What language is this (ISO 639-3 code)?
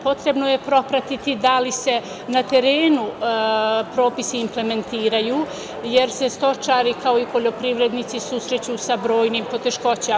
srp